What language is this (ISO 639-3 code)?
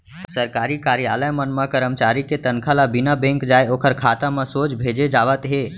hne